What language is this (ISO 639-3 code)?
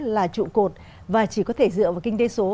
vie